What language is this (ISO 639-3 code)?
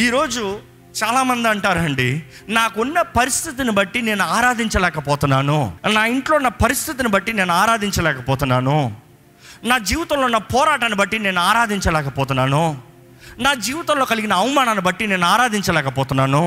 tel